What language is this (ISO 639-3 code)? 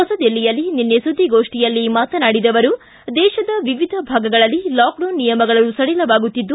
kan